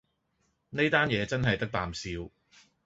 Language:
Cantonese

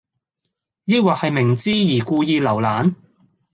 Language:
Cantonese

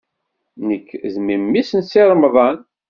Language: Kabyle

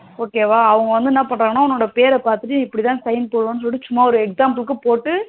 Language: Tamil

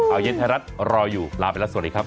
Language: Thai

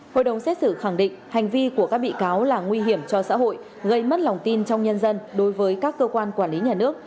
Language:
Vietnamese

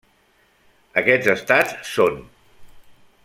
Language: Catalan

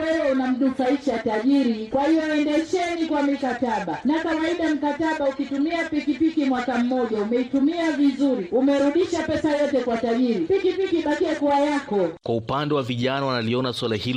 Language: Swahili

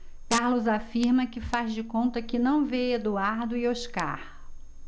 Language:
Portuguese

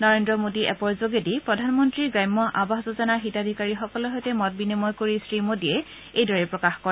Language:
Assamese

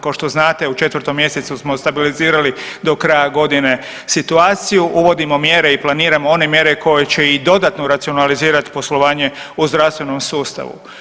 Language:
Croatian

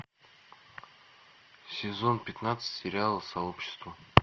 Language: Russian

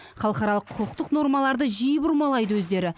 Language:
Kazakh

